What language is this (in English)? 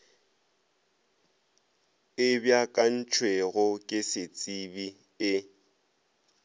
Northern Sotho